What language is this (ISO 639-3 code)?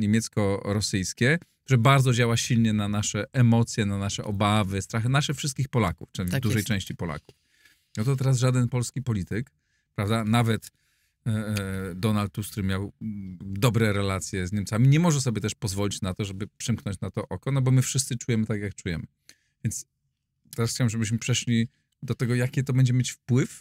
pol